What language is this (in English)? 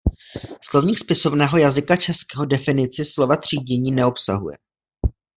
Czech